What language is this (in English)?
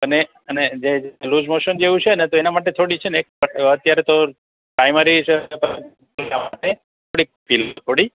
Gujarati